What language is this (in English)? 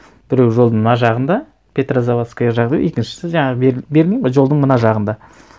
Kazakh